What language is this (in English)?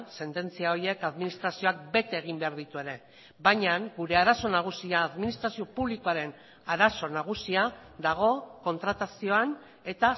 Basque